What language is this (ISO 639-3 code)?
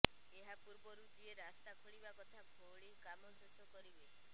ori